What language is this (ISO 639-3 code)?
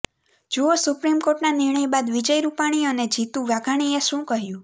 guj